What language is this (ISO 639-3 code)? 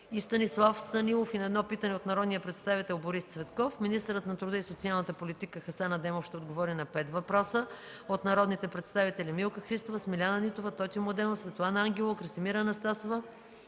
bul